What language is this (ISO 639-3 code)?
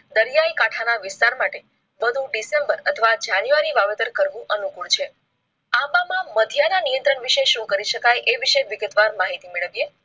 guj